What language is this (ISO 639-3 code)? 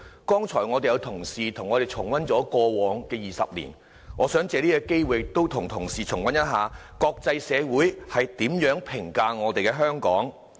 yue